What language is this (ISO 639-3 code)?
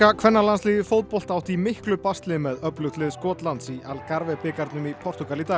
isl